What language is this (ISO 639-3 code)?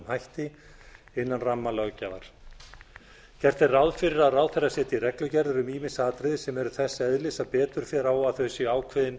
isl